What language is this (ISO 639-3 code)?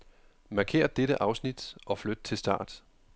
dan